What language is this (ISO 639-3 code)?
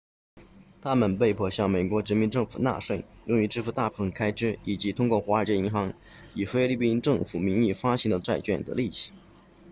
zho